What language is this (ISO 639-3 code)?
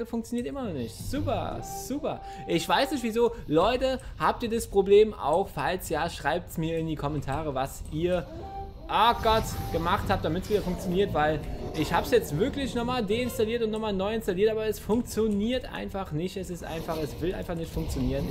deu